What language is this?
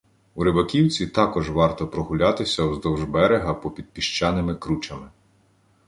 Ukrainian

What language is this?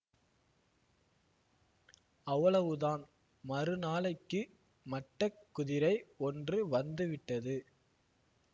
Tamil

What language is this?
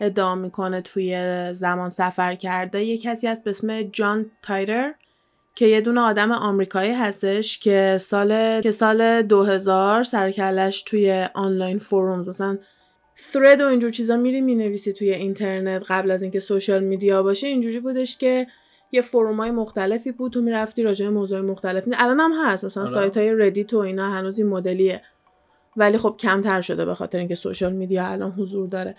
Persian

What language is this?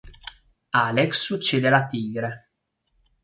Italian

